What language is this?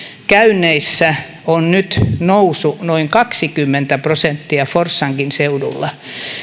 Finnish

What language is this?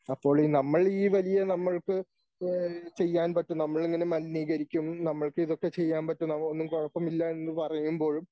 Malayalam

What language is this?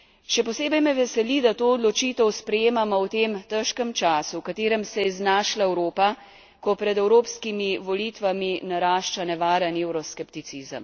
Slovenian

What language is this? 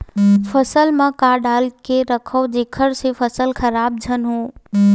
Chhattisgarhi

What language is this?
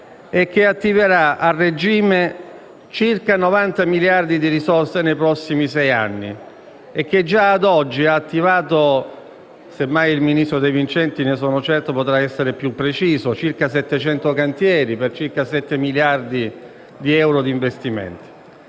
Italian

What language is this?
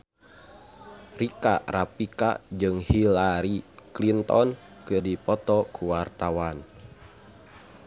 Sundanese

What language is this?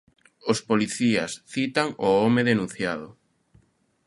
Galician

